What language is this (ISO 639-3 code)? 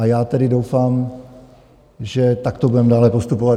ces